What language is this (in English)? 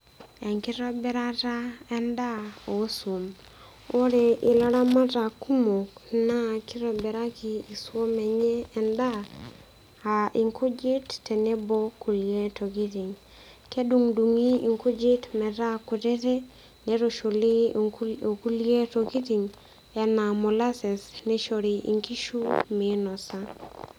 Masai